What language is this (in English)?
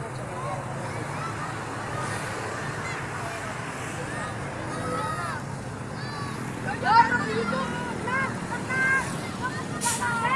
Indonesian